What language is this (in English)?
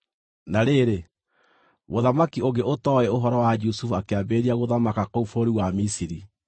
Kikuyu